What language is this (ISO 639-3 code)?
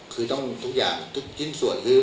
tha